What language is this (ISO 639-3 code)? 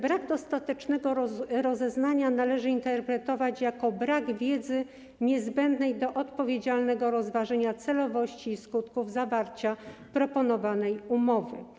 pol